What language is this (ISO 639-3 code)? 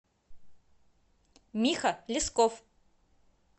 rus